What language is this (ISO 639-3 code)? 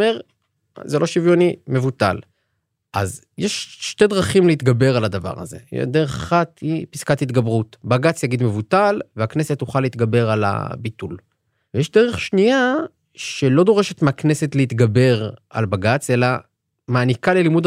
heb